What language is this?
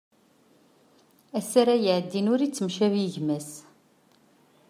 Kabyle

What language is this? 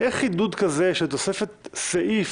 Hebrew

